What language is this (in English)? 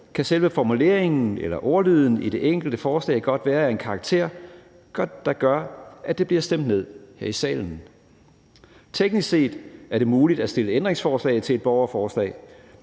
Danish